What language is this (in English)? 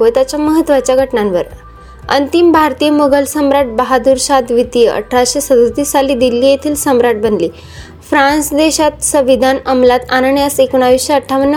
Marathi